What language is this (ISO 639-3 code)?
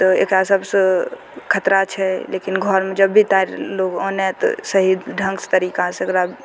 mai